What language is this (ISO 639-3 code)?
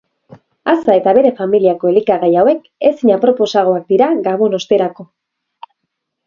eus